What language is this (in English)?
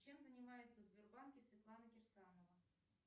Russian